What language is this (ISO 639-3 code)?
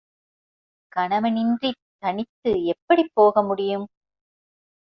tam